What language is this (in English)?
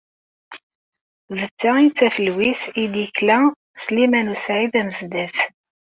Kabyle